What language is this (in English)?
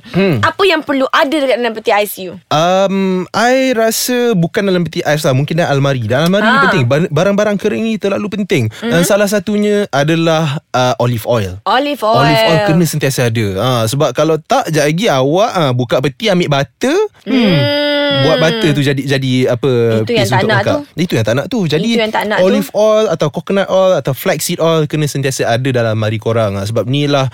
Malay